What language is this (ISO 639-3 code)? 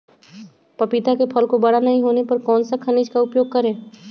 mag